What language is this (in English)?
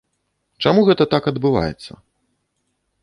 Belarusian